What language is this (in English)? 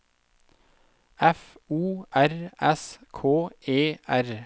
Norwegian